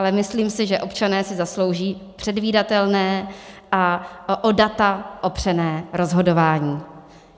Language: Czech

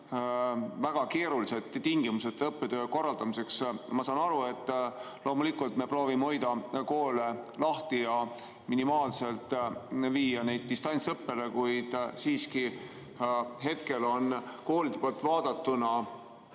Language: Estonian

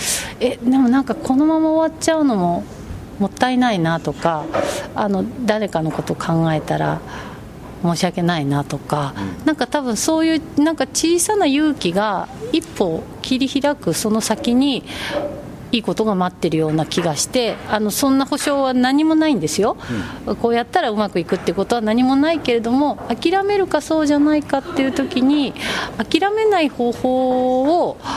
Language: Japanese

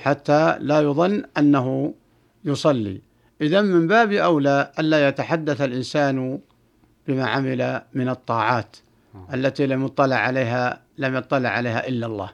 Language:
Arabic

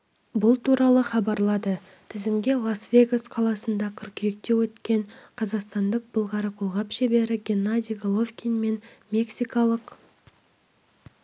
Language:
Kazakh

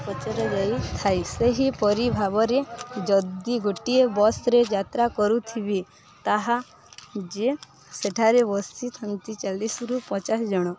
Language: Odia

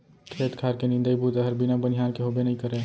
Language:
Chhattisgarhi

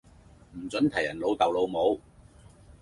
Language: Cantonese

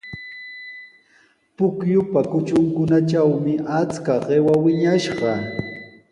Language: Sihuas Ancash Quechua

